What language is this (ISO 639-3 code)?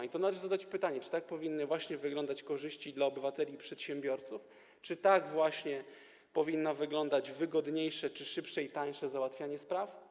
pol